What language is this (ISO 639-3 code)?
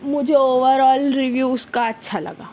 urd